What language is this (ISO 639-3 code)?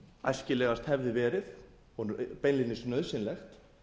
isl